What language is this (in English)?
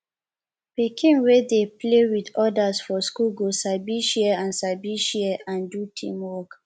Nigerian Pidgin